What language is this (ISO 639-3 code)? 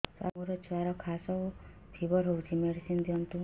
ori